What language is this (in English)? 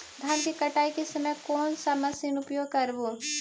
Magahi